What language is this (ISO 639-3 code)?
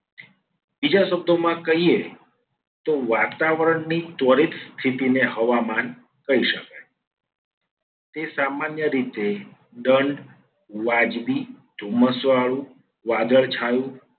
guj